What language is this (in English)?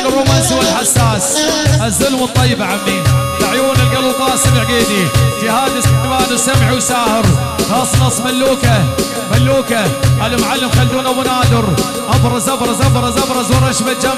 Arabic